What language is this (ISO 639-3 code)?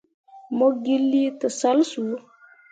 mua